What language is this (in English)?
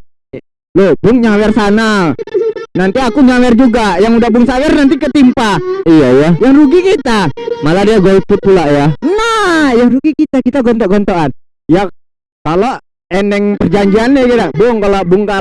Indonesian